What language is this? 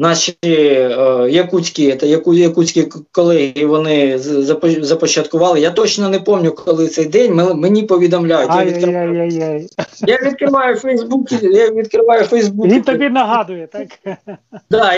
Ukrainian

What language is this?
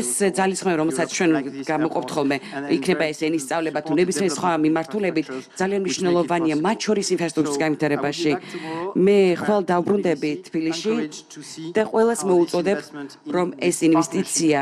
Romanian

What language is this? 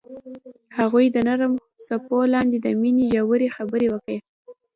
Pashto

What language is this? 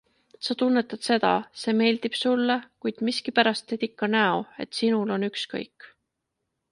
Estonian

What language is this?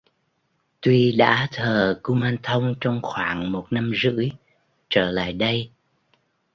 Vietnamese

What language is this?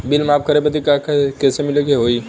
Bhojpuri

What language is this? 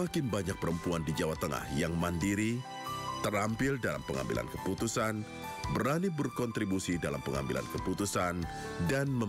Indonesian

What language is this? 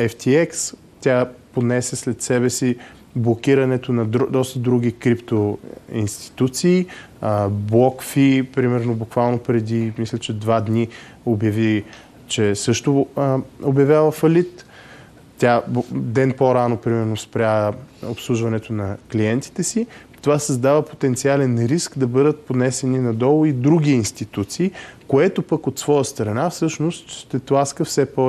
Bulgarian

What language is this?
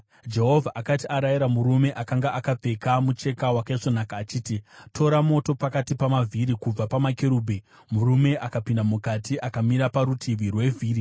Shona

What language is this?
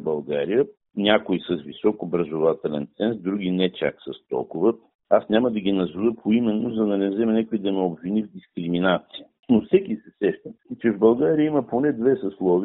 Bulgarian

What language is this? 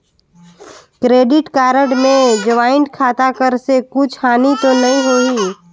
Chhattisgarhi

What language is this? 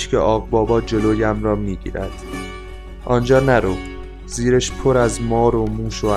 Persian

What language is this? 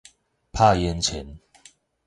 Min Nan Chinese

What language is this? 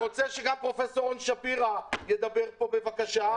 Hebrew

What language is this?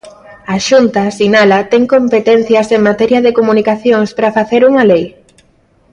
Galician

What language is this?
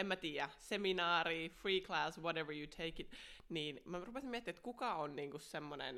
Finnish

